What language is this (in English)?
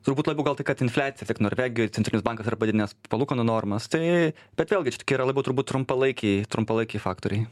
Lithuanian